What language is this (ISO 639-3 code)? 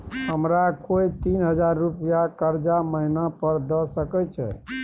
mai